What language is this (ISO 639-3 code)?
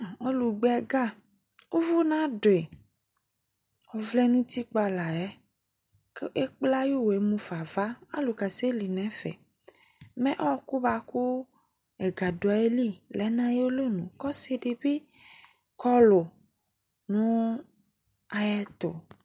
kpo